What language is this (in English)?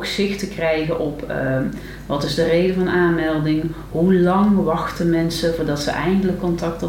Dutch